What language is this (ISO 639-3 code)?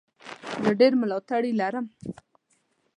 pus